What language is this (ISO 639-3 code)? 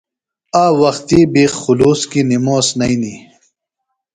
phl